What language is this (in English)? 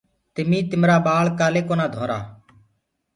Gurgula